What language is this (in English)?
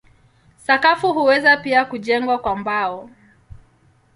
Swahili